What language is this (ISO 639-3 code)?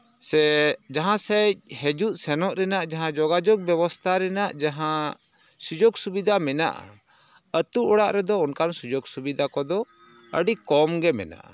sat